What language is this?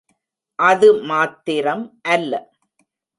Tamil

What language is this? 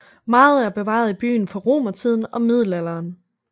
Danish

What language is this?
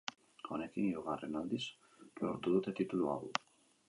Basque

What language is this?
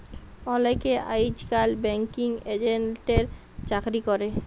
Bangla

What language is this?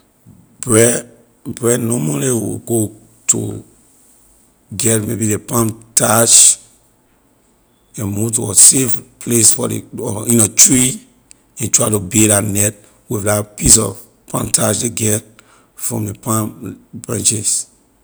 Liberian English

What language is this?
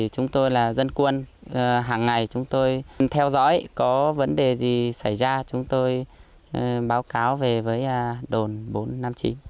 Vietnamese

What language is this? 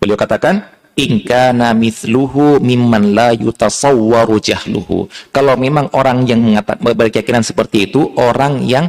Indonesian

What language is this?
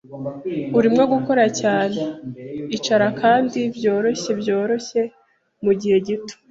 Kinyarwanda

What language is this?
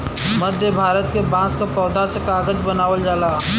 Bhojpuri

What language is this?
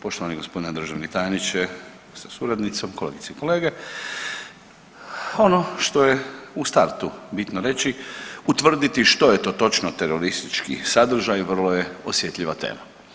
Croatian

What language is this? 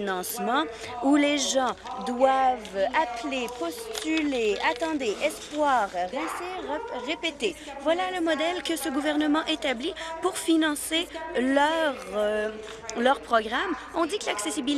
French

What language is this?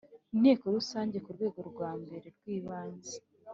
Kinyarwanda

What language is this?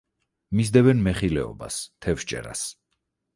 Georgian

